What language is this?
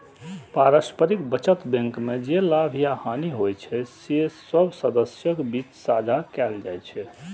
Maithili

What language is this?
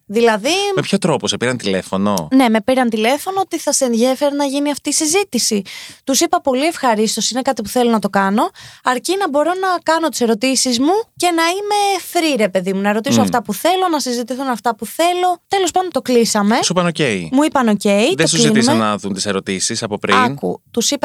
Greek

